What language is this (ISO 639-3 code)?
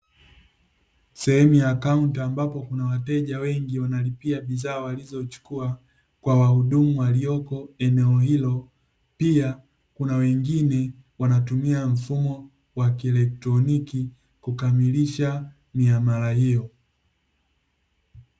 swa